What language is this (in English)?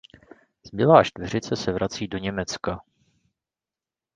Czech